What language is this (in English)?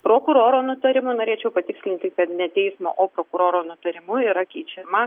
Lithuanian